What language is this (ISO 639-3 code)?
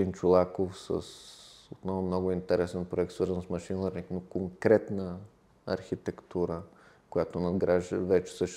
bul